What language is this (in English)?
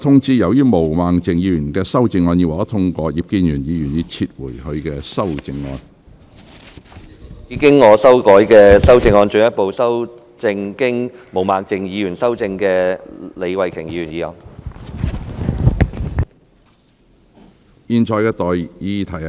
Cantonese